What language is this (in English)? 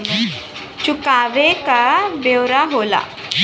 Bhojpuri